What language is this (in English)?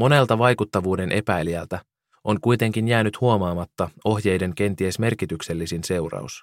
Finnish